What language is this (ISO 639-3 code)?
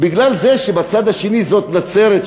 heb